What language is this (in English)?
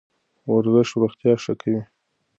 Pashto